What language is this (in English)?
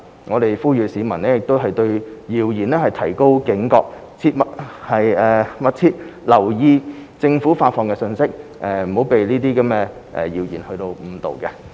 Cantonese